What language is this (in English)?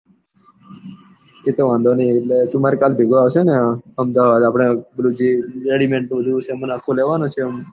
Gujarati